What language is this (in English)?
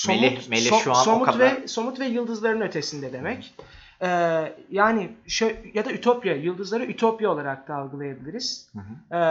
Turkish